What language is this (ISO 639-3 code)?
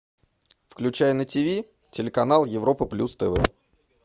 rus